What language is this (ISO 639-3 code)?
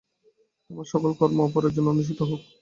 ben